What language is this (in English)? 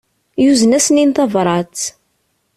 Kabyle